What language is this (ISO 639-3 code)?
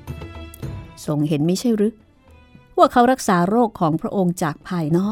tha